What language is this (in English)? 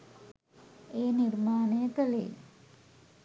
Sinhala